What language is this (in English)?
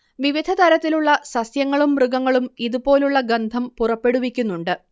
Malayalam